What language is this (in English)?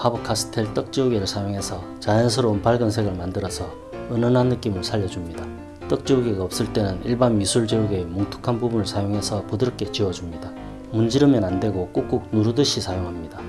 Korean